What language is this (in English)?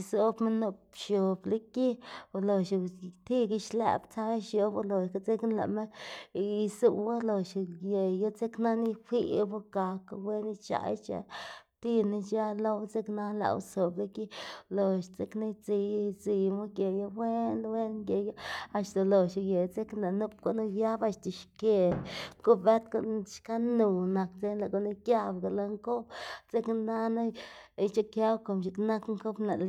Xanaguía Zapotec